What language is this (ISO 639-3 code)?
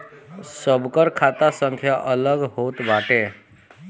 bho